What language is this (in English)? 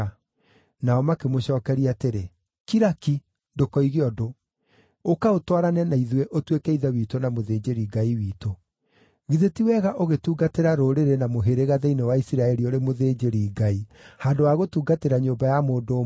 Kikuyu